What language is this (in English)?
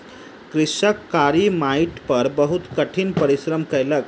Maithili